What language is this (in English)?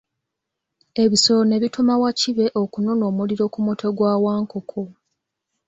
Ganda